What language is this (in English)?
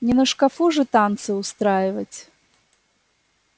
Russian